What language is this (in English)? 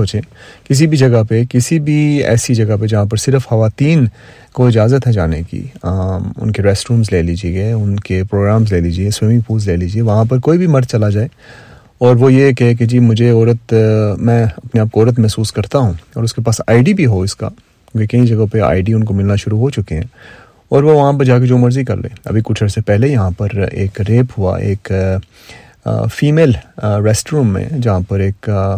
Urdu